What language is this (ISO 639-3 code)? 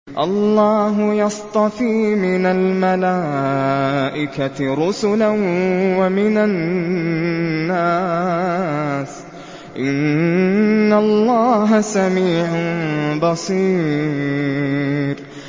ara